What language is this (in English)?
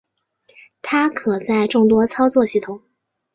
Chinese